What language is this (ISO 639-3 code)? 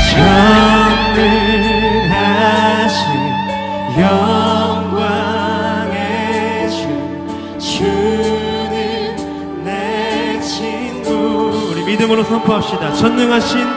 kor